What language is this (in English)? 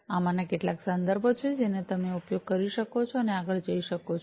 Gujarati